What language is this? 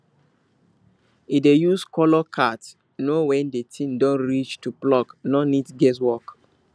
Nigerian Pidgin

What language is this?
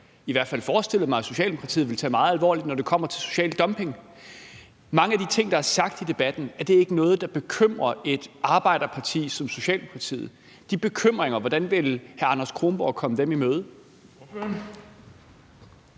Danish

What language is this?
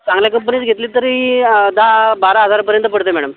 Marathi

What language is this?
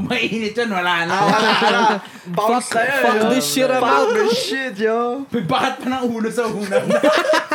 Filipino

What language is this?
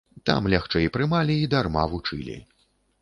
Belarusian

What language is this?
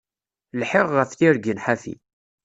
Kabyle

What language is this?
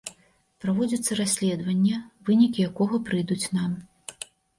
Belarusian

